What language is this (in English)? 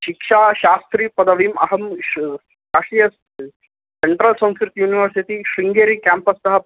Sanskrit